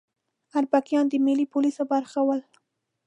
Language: Pashto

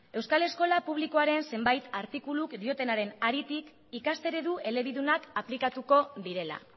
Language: Basque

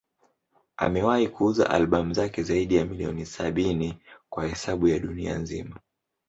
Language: Swahili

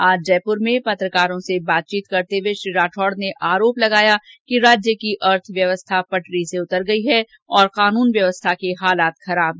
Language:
Hindi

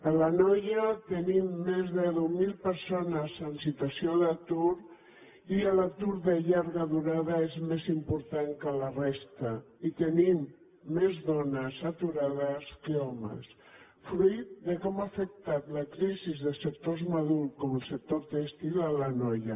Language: Catalan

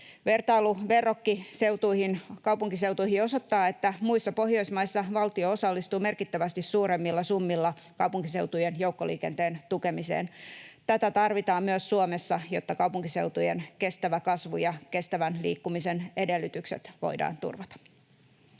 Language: Finnish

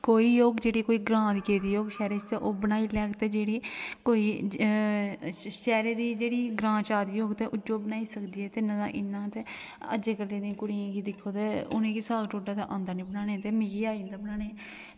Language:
Dogri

